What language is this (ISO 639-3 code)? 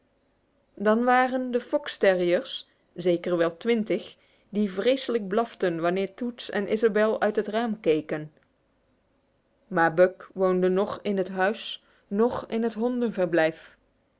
nld